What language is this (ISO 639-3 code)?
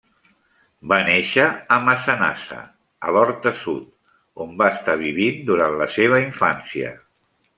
cat